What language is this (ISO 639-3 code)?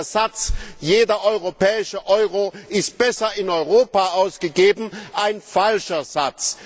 deu